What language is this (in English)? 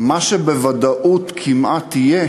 Hebrew